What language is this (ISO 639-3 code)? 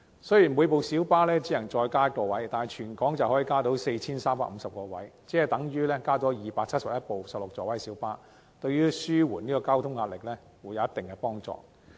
yue